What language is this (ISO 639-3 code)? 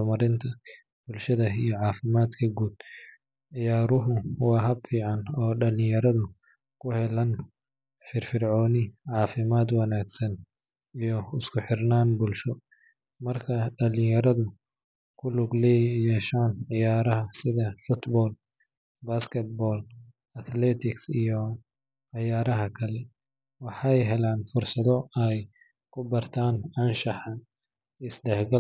som